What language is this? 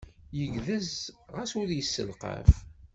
Kabyle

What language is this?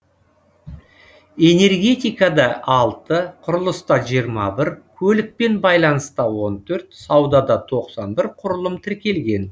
Kazakh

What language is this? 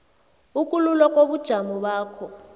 South Ndebele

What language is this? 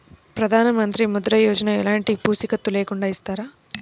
Telugu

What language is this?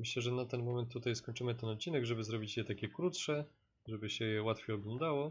Polish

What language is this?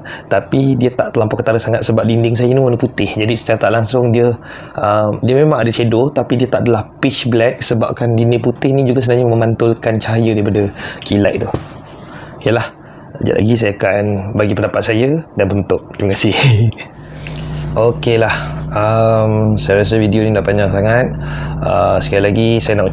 Malay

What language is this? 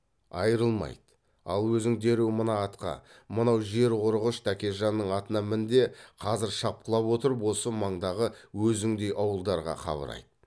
Kazakh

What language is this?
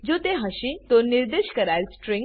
Gujarati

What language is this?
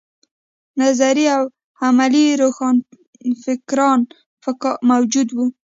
Pashto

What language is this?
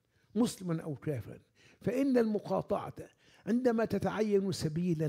Arabic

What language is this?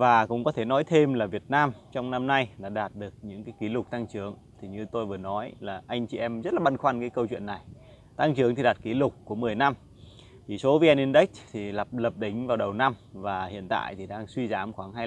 Vietnamese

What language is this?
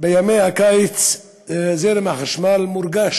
Hebrew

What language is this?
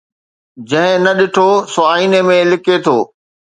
Sindhi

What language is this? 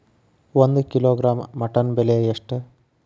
Kannada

